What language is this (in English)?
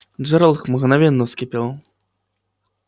Russian